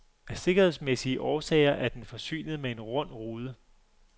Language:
Danish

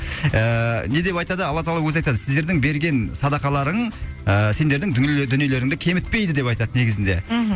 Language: Kazakh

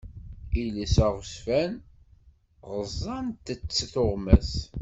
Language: Kabyle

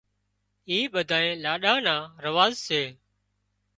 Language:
Wadiyara Koli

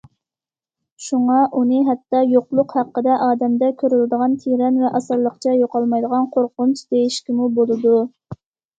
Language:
Uyghur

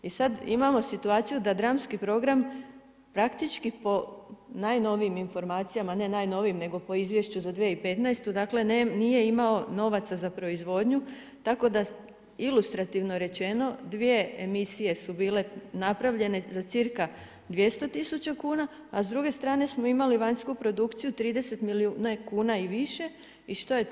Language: Croatian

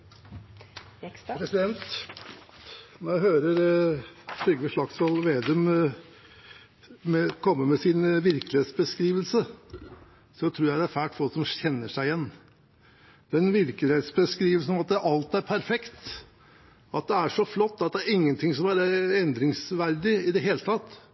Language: Norwegian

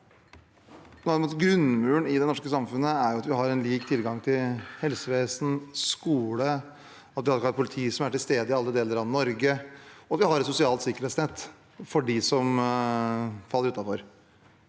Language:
Norwegian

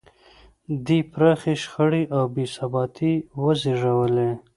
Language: Pashto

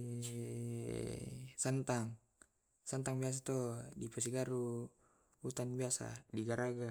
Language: Tae'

